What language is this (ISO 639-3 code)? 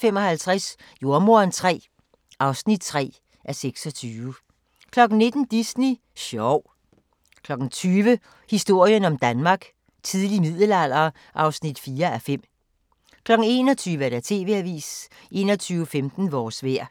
dan